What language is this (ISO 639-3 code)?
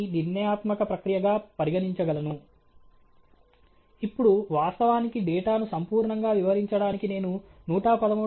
tel